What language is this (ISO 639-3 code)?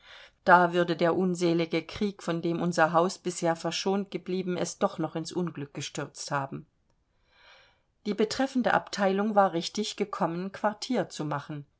deu